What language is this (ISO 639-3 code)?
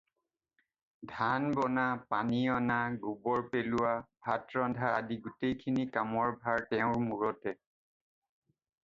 asm